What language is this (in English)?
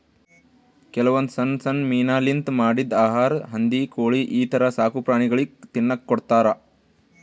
Kannada